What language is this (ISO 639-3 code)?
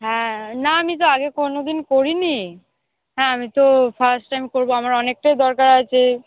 ben